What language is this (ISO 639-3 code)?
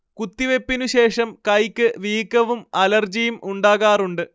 mal